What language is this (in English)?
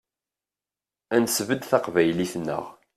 Kabyle